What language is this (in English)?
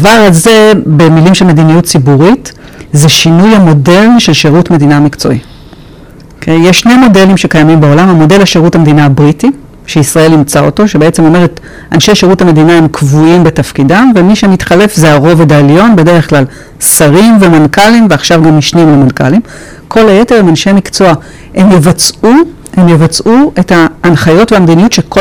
Hebrew